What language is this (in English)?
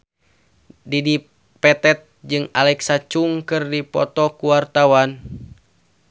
Sundanese